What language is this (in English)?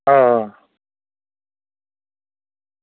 Dogri